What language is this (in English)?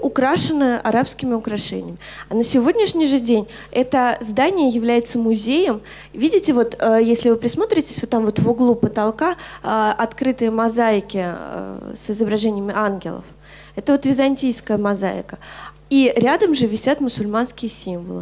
Russian